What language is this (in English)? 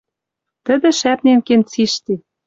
Western Mari